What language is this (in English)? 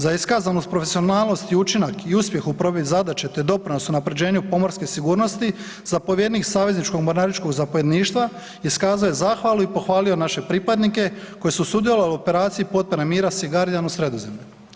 Croatian